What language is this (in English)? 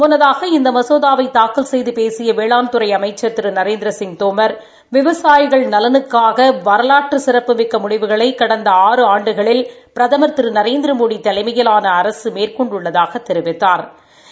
Tamil